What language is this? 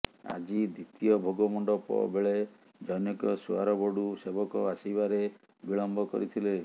Odia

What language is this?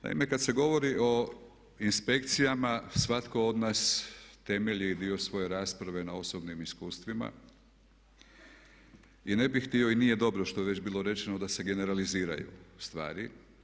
Croatian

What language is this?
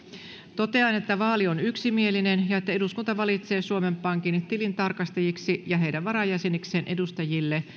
Finnish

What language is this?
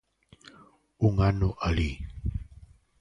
Galician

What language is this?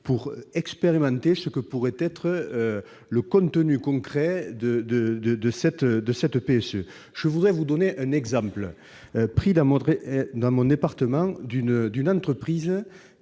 French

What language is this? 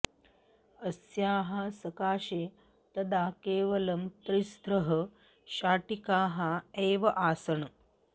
Sanskrit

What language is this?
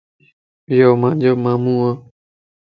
Lasi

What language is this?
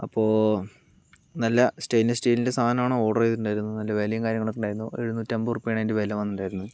Malayalam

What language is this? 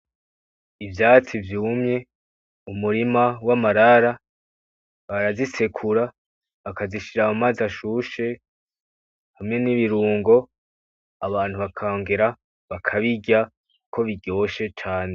Rundi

